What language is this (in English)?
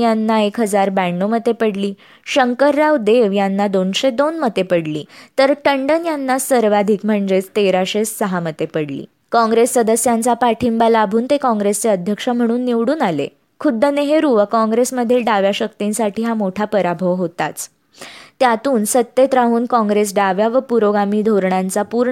Marathi